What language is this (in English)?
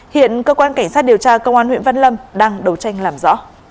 Vietnamese